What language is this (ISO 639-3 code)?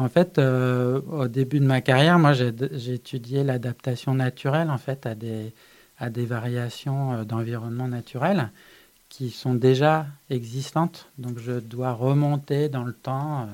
fra